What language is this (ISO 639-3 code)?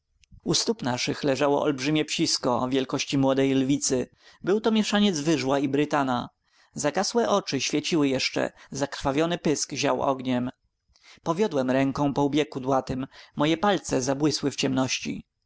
pol